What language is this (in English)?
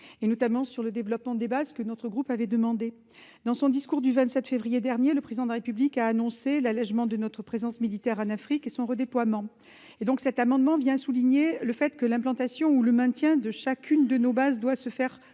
French